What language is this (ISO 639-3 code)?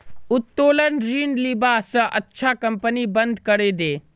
mag